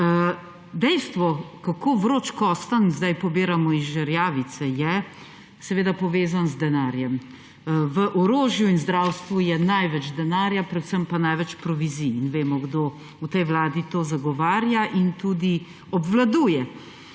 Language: Slovenian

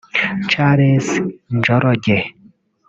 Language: Kinyarwanda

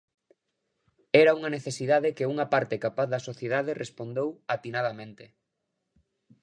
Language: Galician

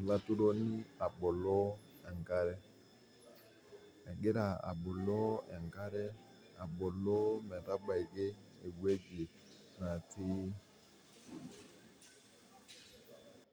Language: Masai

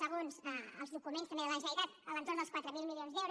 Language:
Catalan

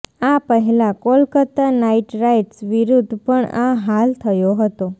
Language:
Gujarati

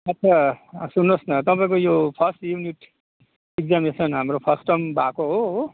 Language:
Nepali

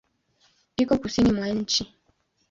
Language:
Swahili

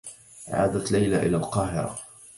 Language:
Arabic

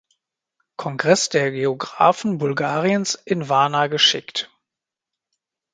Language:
German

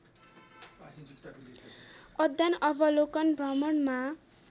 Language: Nepali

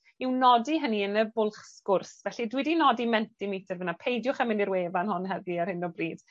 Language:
Welsh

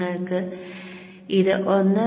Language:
Malayalam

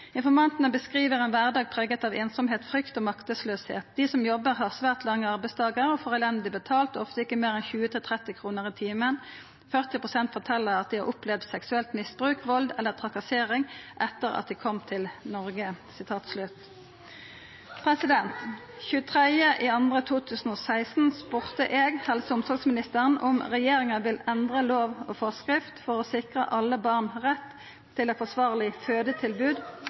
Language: Norwegian Nynorsk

